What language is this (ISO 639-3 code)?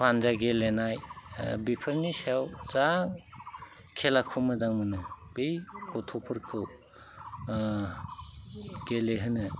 brx